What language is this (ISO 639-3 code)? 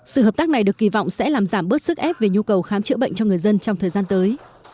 vie